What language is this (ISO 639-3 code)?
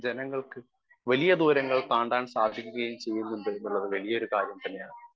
mal